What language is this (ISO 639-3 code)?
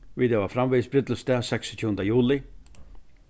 fao